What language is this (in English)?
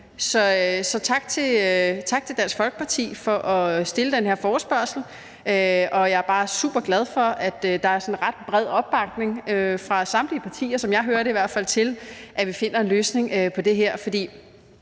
Danish